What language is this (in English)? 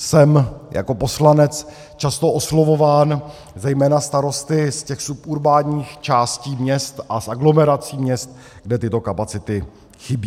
Czech